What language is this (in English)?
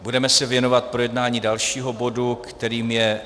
Czech